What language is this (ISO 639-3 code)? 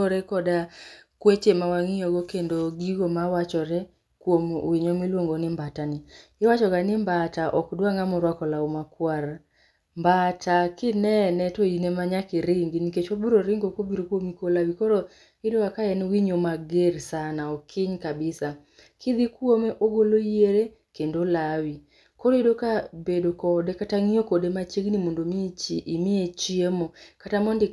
luo